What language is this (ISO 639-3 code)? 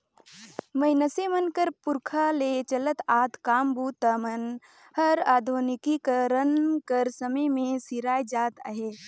hne